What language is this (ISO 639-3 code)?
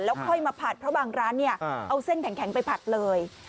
tha